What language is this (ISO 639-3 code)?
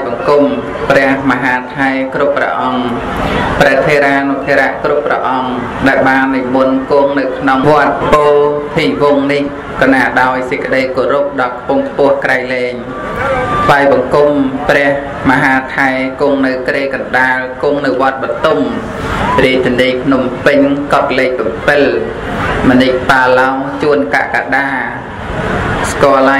vie